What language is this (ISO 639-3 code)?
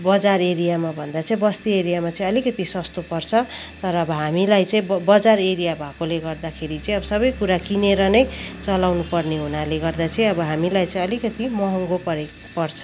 nep